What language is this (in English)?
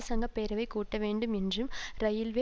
Tamil